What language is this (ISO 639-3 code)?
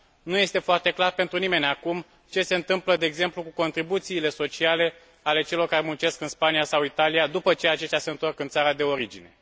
ron